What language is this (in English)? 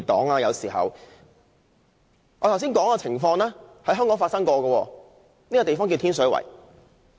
Cantonese